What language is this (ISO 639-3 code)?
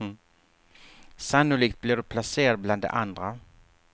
swe